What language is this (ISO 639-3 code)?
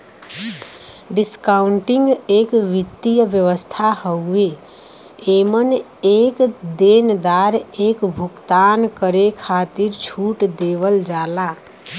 bho